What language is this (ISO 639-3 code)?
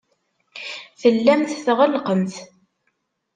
kab